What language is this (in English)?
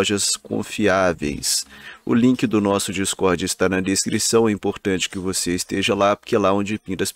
Portuguese